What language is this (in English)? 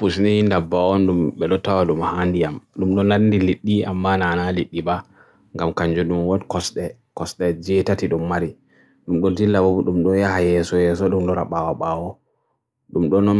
Borgu Fulfulde